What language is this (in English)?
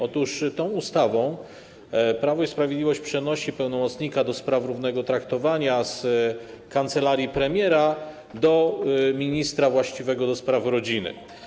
Polish